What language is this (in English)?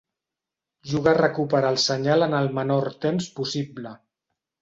Catalan